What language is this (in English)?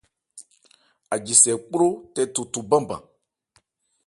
Ebrié